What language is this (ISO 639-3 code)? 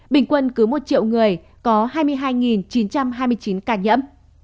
vie